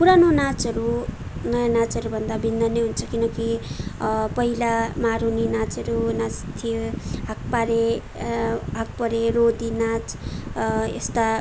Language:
Nepali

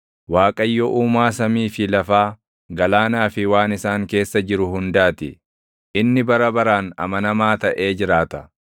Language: Oromo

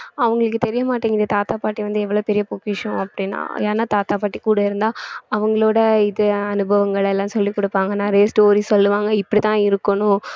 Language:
Tamil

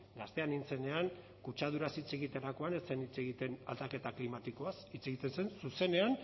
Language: Basque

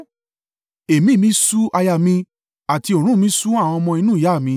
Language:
Yoruba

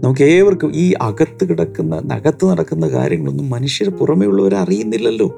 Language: Malayalam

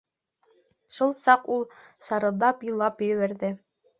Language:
Bashkir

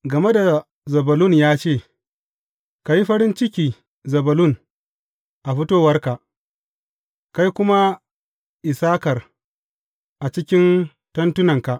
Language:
Hausa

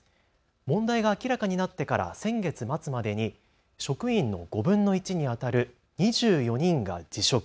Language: Japanese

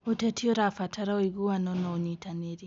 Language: Kikuyu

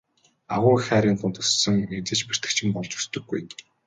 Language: Mongolian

